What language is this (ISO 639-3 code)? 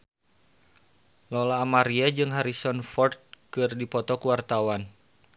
sun